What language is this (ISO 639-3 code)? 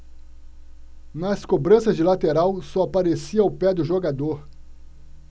por